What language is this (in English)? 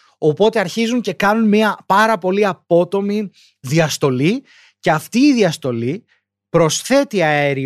Greek